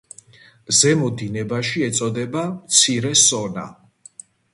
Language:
Georgian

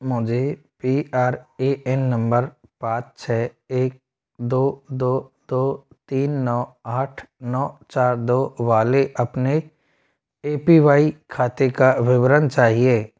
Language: Hindi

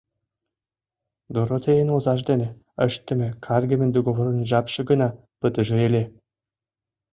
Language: Mari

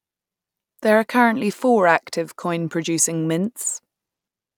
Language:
English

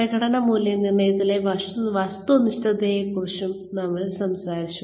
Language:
Malayalam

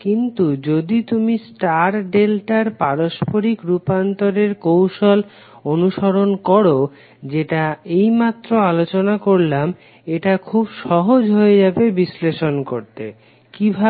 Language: Bangla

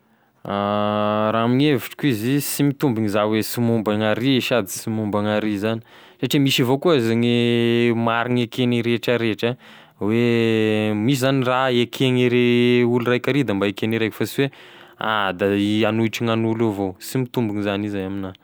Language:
Tesaka Malagasy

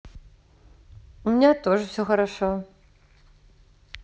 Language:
Russian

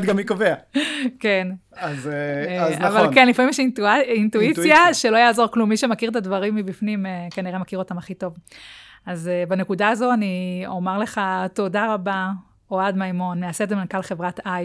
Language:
Hebrew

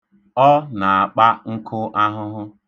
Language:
Igbo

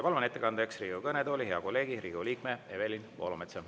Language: Estonian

